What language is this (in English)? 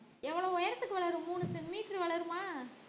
Tamil